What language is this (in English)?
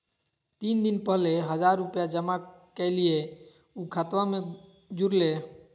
Magahi